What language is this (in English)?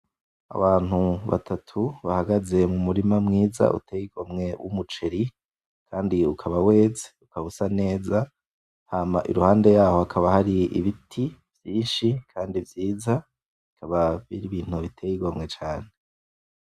Rundi